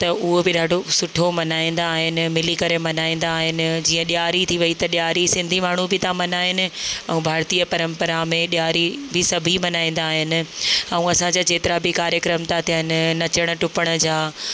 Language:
Sindhi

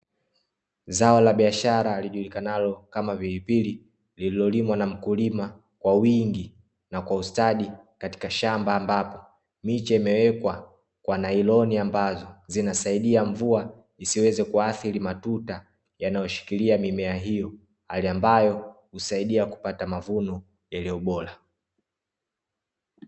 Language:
Swahili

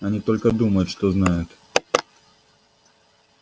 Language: Russian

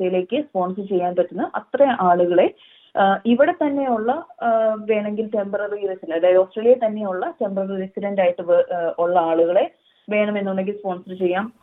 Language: Malayalam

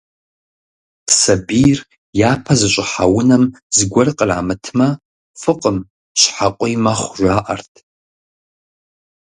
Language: Kabardian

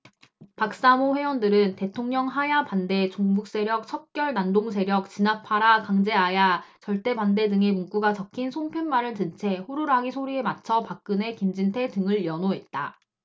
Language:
Korean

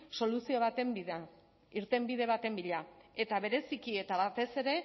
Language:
Basque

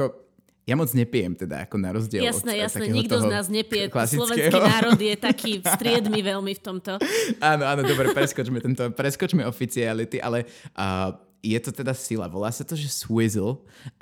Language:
Slovak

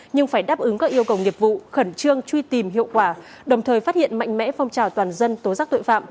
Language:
Vietnamese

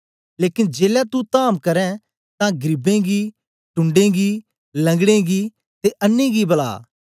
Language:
Dogri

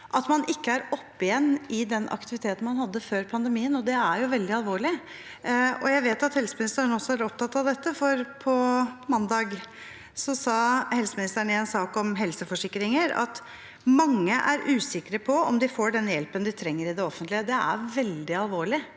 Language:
Norwegian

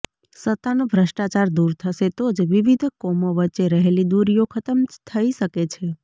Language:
Gujarati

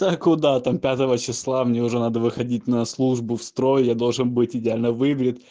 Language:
Russian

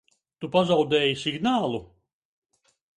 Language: Latvian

